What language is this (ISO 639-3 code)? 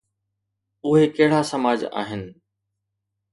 snd